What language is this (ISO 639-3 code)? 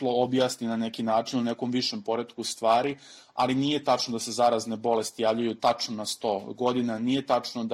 hrv